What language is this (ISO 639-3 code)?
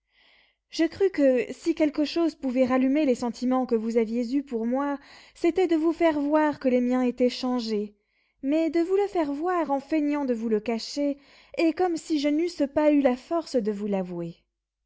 fra